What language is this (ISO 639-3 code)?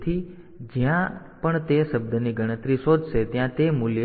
guj